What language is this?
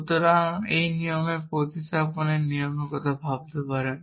Bangla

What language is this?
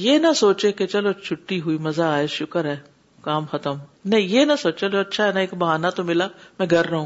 Urdu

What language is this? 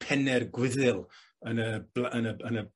Welsh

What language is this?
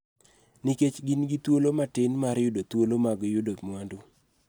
Luo (Kenya and Tanzania)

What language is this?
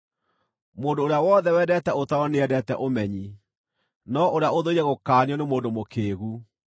Kikuyu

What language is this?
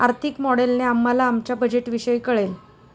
Marathi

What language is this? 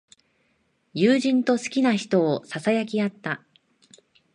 Japanese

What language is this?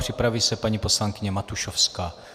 Czech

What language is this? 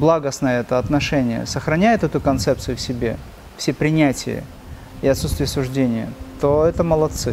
Russian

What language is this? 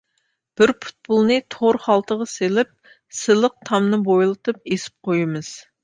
Uyghur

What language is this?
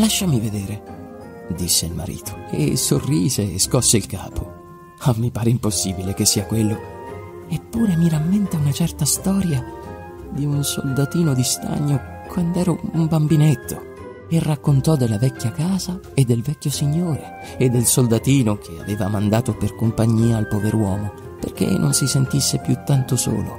Italian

